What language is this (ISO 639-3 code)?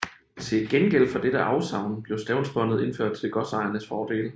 dan